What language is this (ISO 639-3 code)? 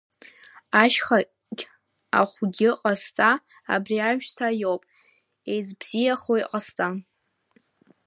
abk